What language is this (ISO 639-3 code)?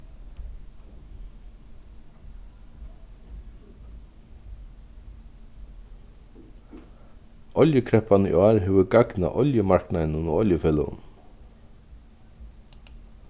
fao